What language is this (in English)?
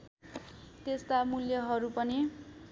Nepali